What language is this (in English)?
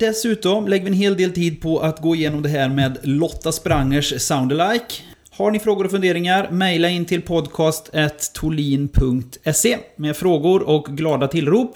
Swedish